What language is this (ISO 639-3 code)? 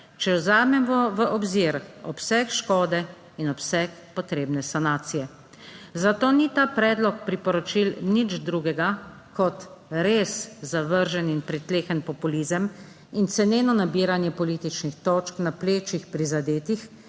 slv